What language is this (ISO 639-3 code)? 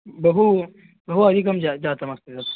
san